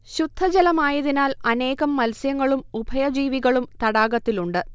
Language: Malayalam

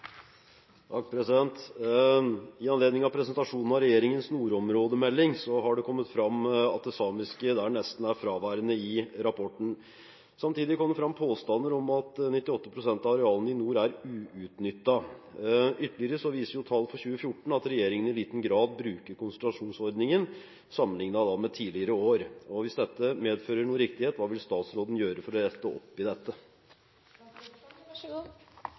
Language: Norwegian Bokmål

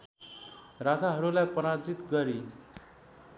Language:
Nepali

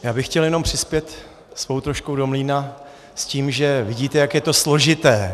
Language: Czech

